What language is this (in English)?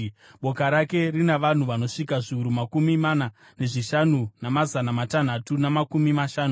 Shona